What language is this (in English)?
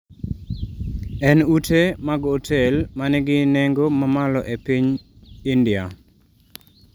Luo (Kenya and Tanzania)